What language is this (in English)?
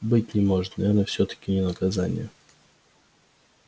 Russian